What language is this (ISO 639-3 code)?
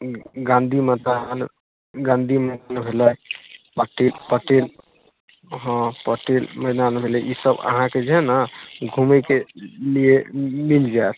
mai